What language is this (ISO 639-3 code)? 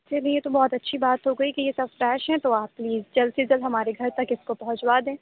urd